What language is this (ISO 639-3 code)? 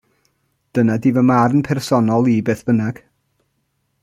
cym